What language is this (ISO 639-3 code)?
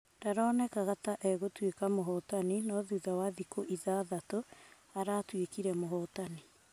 kik